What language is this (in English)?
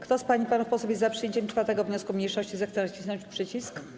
Polish